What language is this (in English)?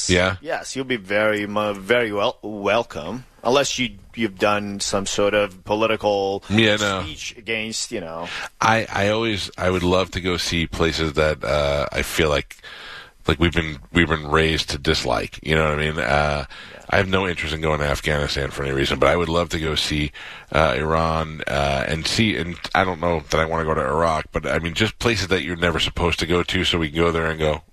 English